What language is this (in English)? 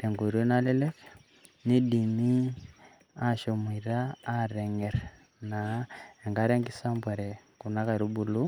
Masai